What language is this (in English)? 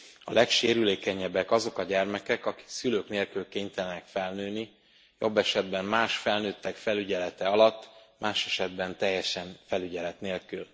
Hungarian